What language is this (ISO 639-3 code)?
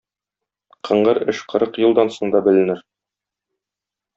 tat